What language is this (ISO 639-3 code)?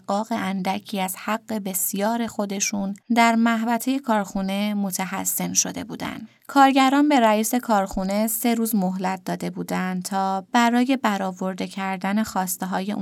fas